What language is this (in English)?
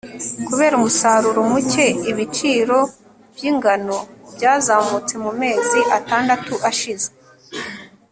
Kinyarwanda